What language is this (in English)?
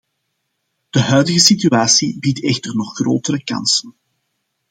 Dutch